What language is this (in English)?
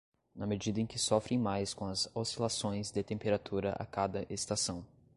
Portuguese